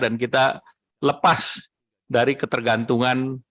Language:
Indonesian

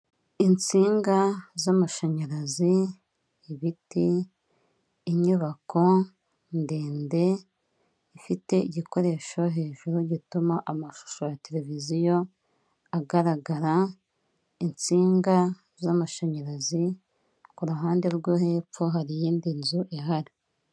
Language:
Kinyarwanda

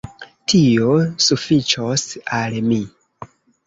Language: Esperanto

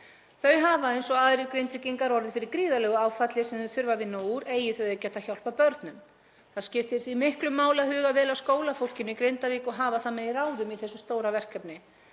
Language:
Icelandic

